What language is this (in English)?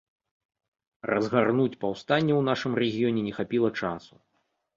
Belarusian